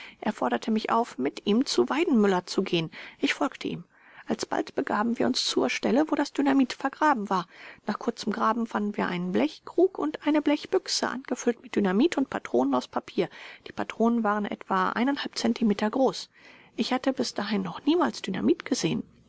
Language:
German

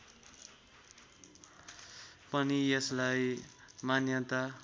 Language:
Nepali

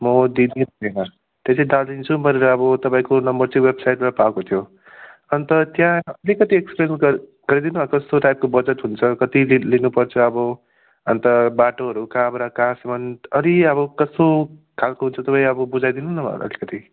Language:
Nepali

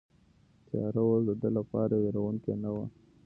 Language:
Pashto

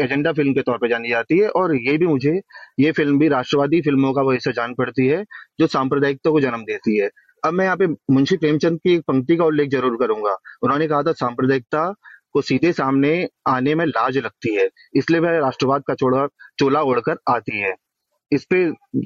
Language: Hindi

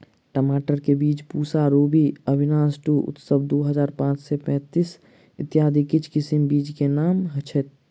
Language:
Maithili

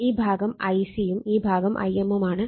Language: Malayalam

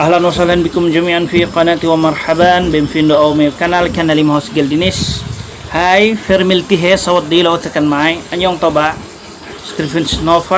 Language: Indonesian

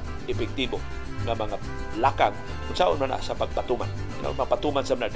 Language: Filipino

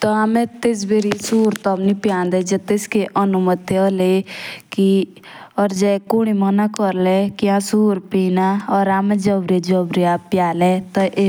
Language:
Jaunsari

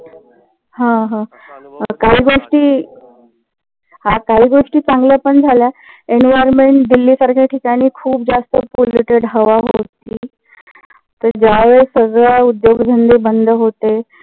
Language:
Marathi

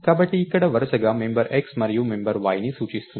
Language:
Telugu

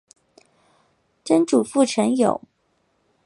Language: Chinese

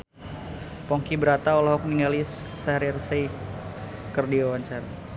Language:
Sundanese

